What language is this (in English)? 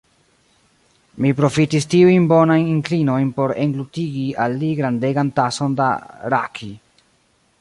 Esperanto